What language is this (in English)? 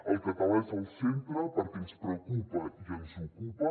Catalan